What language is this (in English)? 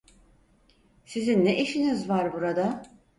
Turkish